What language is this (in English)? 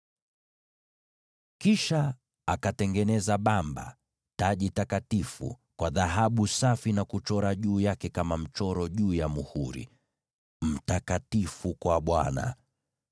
Swahili